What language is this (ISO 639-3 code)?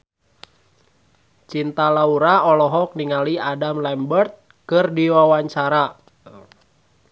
sun